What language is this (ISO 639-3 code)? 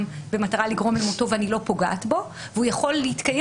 heb